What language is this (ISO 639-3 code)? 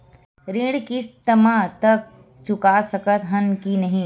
hne